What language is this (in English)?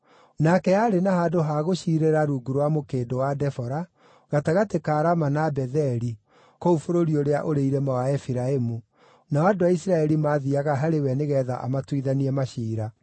Kikuyu